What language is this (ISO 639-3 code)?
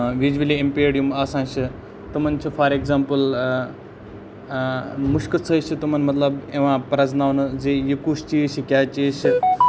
kas